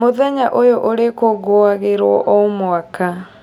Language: Kikuyu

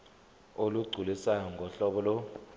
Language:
Zulu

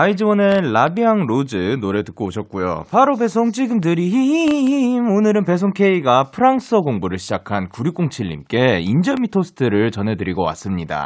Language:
Korean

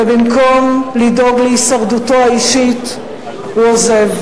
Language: Hebrew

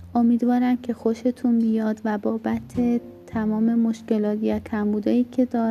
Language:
Persian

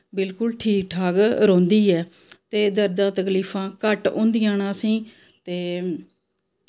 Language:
Dogri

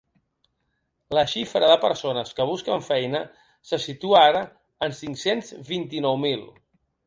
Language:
Catalan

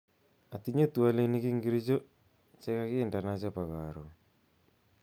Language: Kalenjin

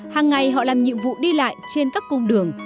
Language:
Vietnamese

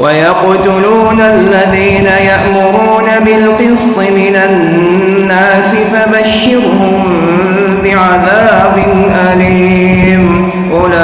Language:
Arabic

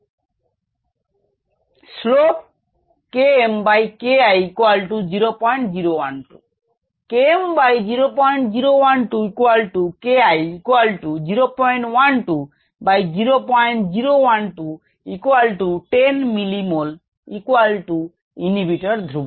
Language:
Bangla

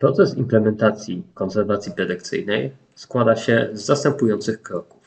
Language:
Polish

